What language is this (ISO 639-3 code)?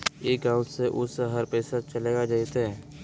mag